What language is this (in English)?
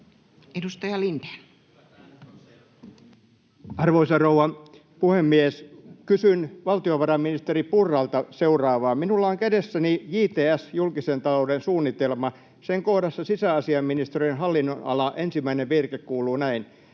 Finnish